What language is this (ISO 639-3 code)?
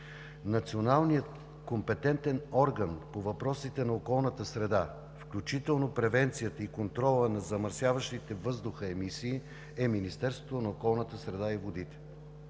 bul